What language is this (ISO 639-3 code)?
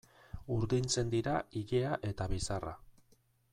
eus